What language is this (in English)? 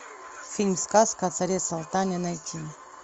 Russian